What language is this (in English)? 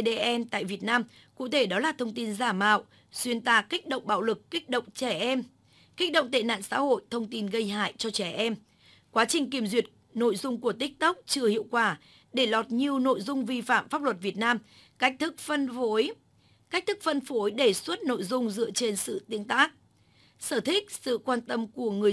Vietnamese